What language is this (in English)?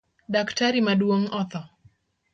Luo (Kenya and Tanzania)